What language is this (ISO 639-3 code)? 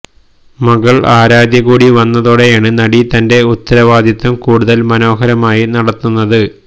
mal